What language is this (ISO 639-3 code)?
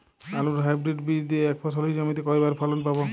ben